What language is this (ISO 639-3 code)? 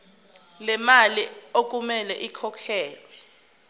zul